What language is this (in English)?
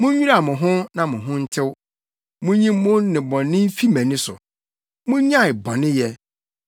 Akan